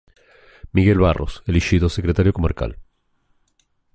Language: Galician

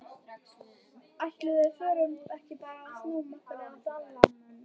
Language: Icelandic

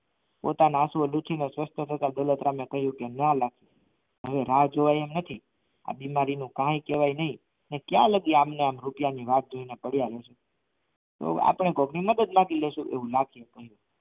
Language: Gujarati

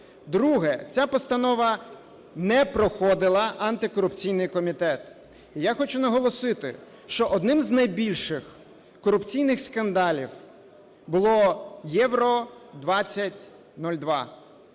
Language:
Ukrainian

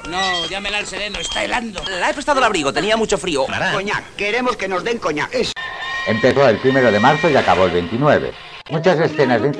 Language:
Spanish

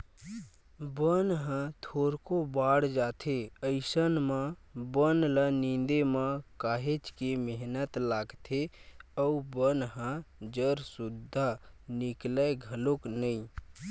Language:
Chhattisgarhi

